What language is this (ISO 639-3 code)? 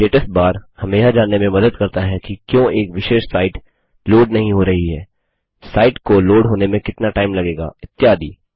hin